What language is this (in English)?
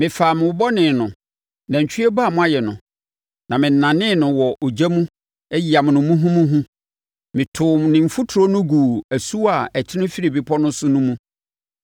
Akan